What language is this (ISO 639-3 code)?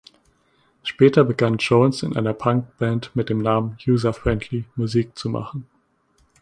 deu